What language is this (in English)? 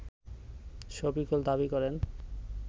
Bangla